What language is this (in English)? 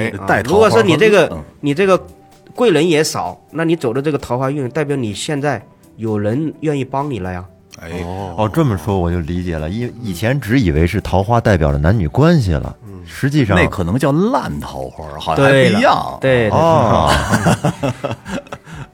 Chinese